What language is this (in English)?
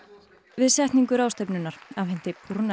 Icelandic